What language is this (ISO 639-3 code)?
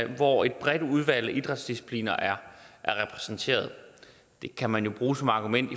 dan